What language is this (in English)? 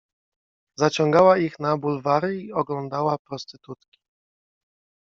Polish